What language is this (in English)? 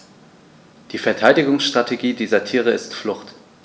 German